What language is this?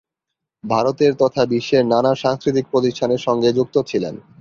Bangla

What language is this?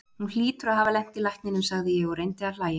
Icelandic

